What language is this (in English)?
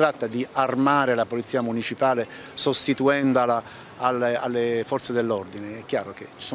Italian